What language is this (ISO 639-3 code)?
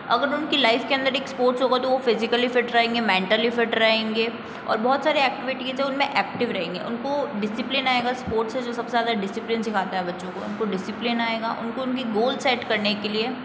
hin